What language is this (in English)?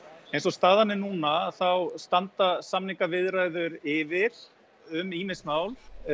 Icelandic